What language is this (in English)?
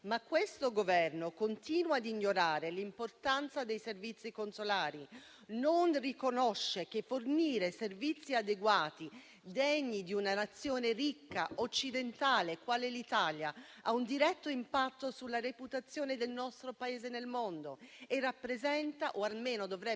Italian